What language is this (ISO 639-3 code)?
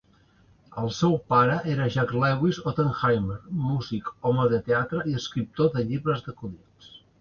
cat